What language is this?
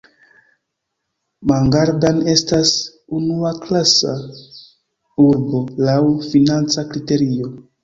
Esperanto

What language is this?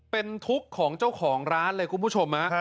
Thai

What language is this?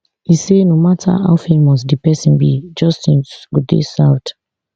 Nigerian Pidgin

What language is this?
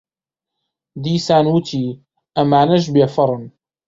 Central Kurdish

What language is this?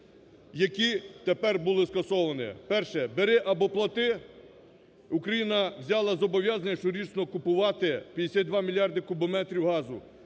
Ukrainian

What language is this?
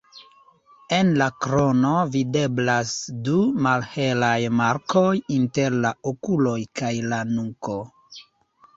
Esperanto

